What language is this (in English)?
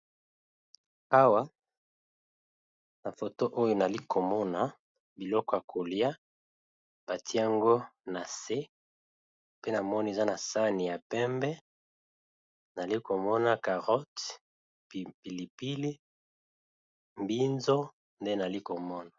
Lingala